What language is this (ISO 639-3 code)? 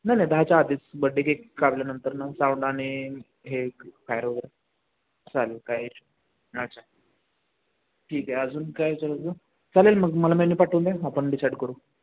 mar